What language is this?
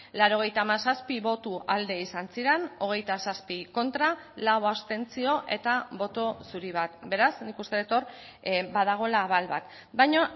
Basque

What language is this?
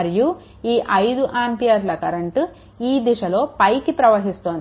Telugu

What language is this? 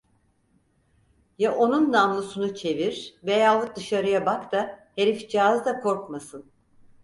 Turkish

